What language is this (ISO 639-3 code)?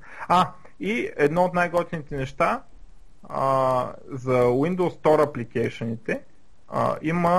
bul